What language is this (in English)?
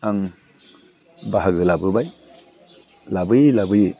Bodo